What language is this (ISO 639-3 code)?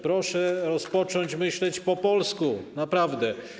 pol